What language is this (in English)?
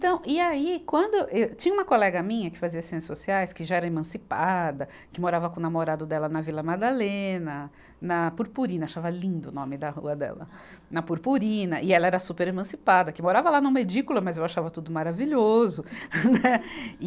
Portuguese